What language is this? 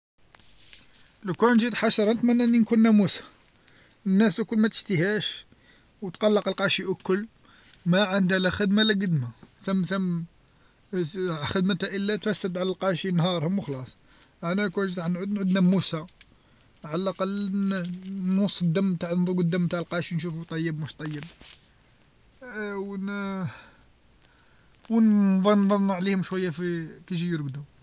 Algerian Arabic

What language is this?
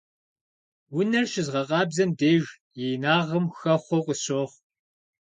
Kabardian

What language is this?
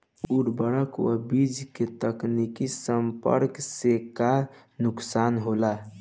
Bhojpuri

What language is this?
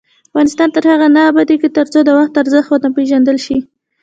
Pashto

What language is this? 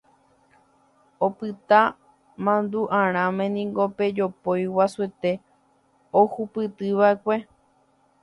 Guarani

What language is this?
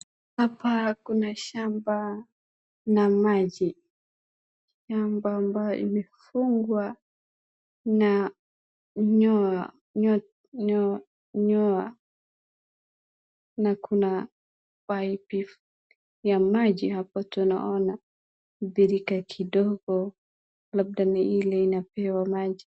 Swahili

